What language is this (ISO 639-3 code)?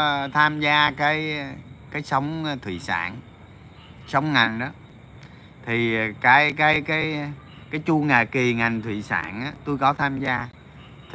vie